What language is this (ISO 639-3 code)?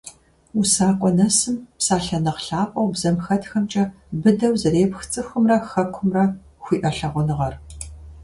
kbd